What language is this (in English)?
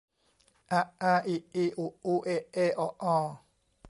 Thai